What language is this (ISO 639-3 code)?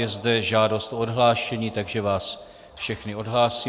ces